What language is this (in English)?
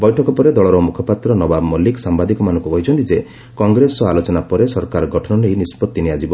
Odia